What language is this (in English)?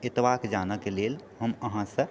Maithili